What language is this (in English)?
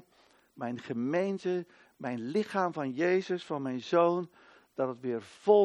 Dutch